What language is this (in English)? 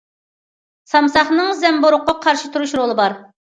Uyghur